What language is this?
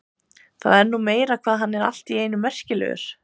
Icelandic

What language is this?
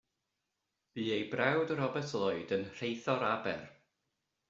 Welsh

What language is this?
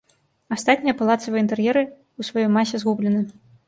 Belarusian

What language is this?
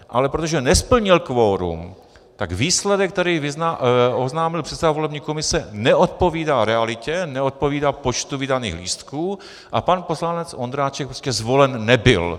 Czech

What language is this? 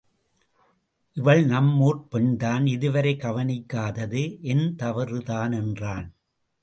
Tamil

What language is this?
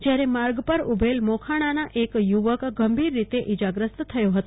Gujarati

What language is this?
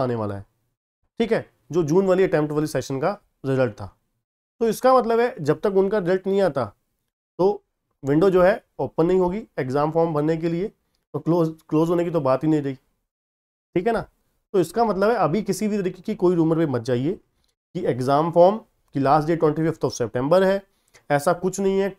Hindi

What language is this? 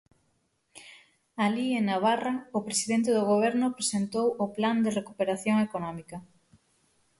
Galician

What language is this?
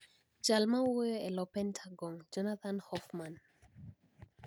Luo (Kenya and Tanzania)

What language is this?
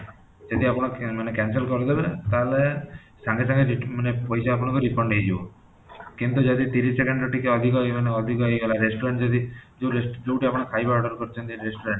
Odia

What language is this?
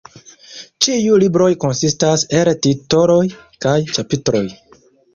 Esperanto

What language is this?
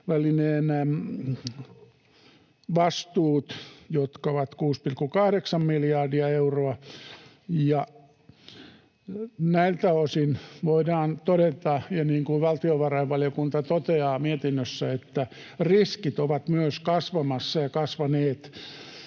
Finnish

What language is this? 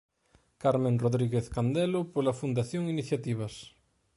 Galician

